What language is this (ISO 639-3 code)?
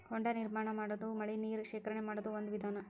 kan